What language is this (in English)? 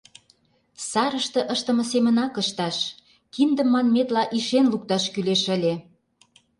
Mari